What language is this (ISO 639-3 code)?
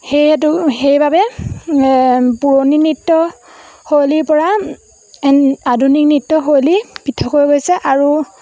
asm